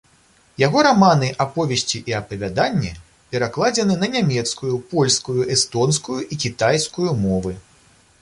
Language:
Belarusian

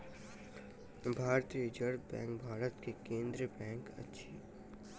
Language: Maithili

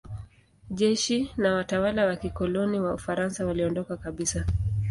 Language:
Swahili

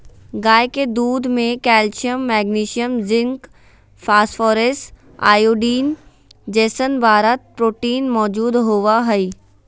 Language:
Magahi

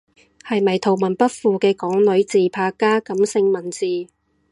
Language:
Cantonese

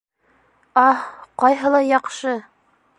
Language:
Bashkir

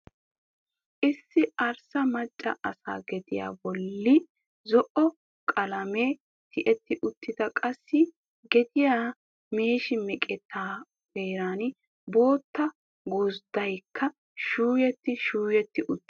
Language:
Wolaytta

